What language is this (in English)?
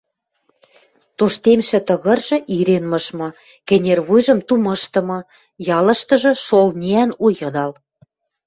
Western Mari